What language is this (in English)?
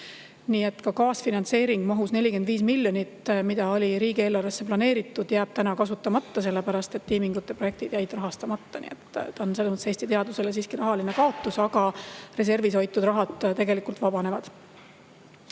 Estonian